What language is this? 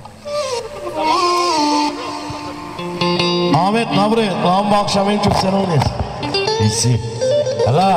Turkish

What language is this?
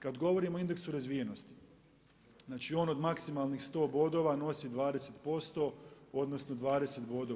Croatian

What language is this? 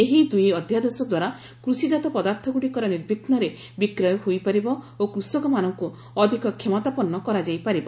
Odia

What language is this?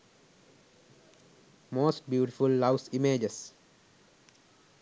Sinhala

